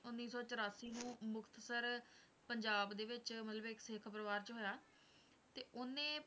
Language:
Punjabi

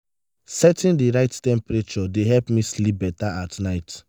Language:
Nigerian Pidgin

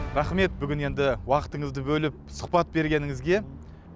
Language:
Kazakh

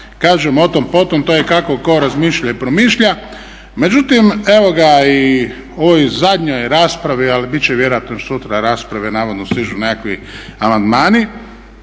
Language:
Croatian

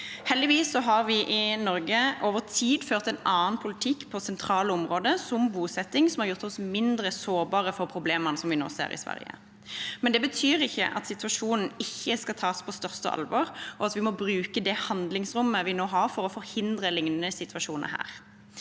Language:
Norwegian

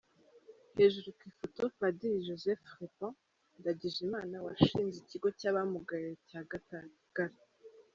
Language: Kinyarwanda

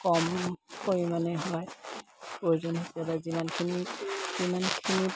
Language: Assamese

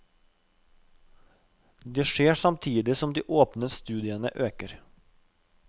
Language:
Norwegian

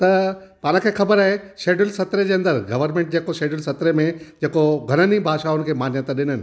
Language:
Sindhi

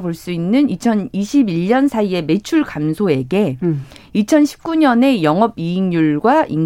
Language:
Korean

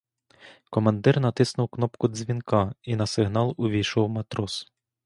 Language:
Ukrainian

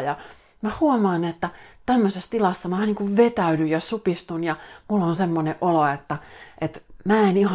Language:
Finnish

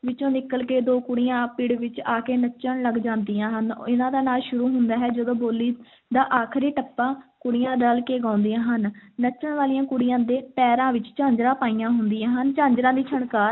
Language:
Punjabi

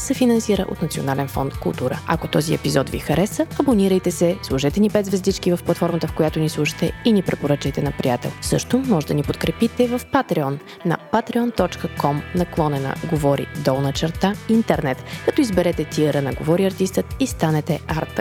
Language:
Bulgarian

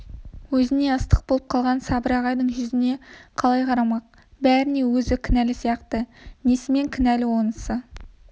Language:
Kazakh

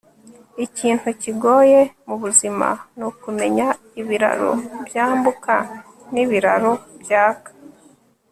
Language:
Kinyarwanda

